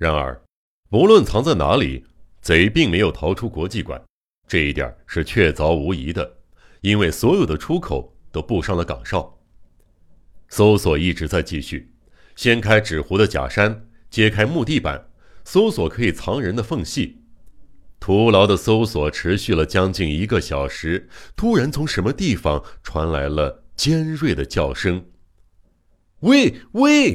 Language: Chinese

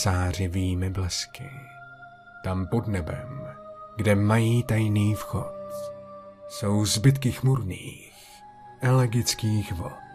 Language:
Czech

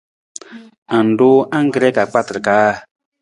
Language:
Nawdm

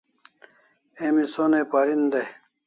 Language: Kalasha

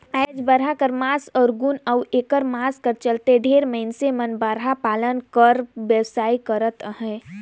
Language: Chhattisgarhi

